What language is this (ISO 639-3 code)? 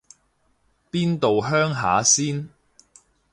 yue